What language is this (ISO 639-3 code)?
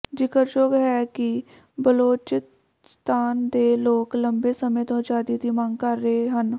pan